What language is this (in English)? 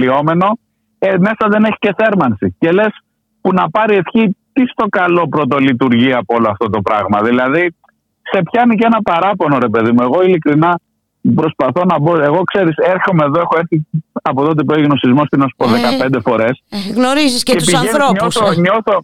Greek